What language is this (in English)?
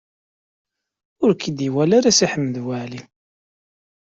Kabyle